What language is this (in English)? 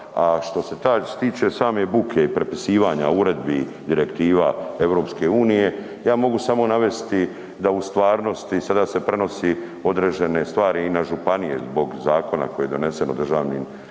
Croatian